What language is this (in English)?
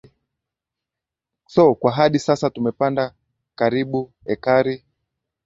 Swahili